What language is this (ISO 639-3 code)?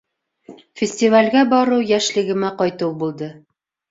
bak